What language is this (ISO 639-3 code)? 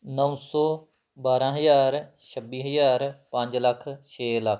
pan